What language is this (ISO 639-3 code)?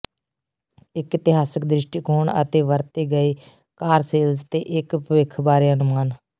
pan